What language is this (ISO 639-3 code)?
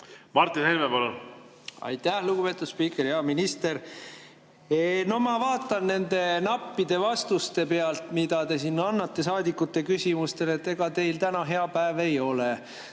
est